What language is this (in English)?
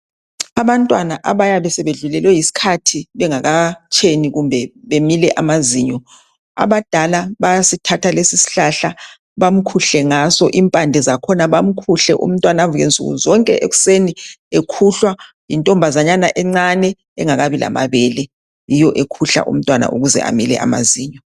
North Ndebele